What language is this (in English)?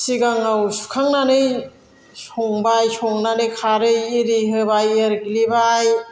Bodo